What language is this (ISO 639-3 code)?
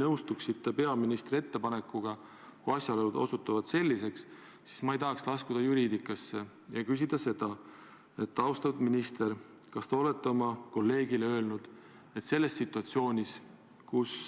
est